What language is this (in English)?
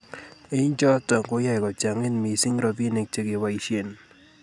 Kalenjin